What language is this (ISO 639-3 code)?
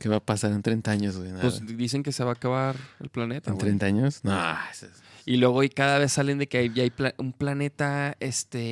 spa